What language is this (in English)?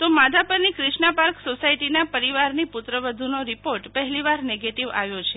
Gujarati